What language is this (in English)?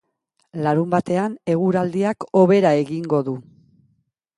Basque